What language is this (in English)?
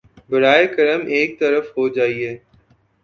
Urdu